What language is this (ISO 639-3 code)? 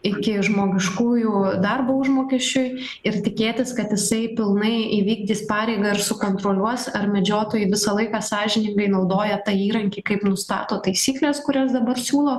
lit